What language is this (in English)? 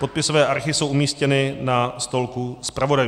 Czech